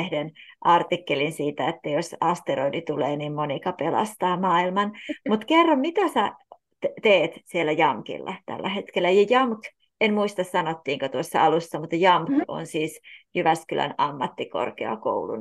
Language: Finnish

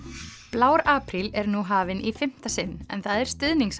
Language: Icelandic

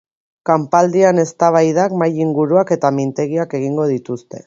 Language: Basque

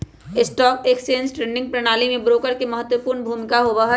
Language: Magahi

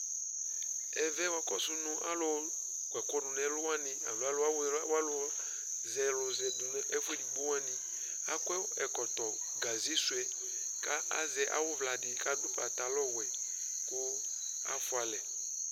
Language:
Ikposo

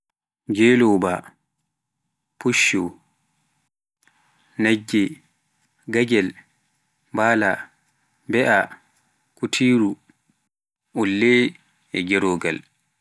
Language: Pular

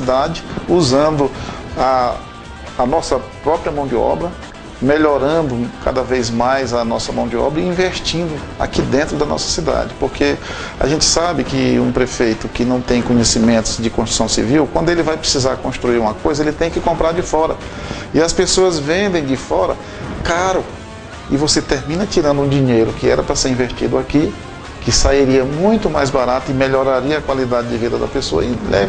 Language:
Portuguese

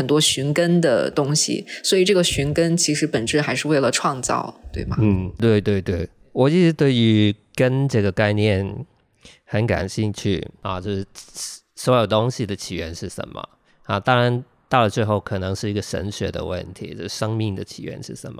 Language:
Chinese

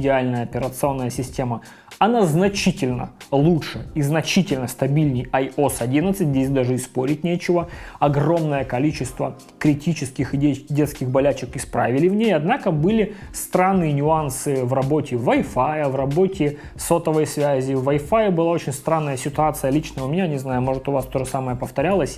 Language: Russian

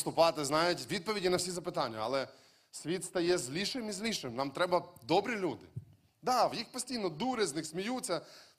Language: Ukrainian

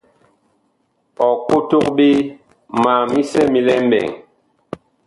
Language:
Bakoko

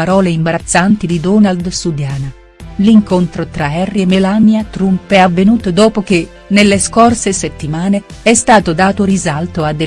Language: Italian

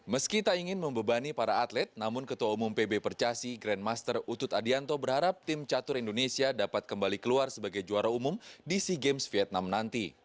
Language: Indonesian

